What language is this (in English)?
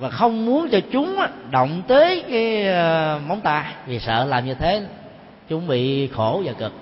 Vietnamese